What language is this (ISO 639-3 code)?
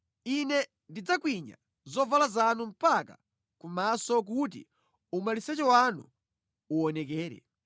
nya